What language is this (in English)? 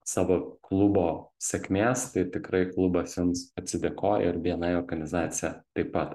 Lithuanian